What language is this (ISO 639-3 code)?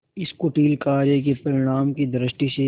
hin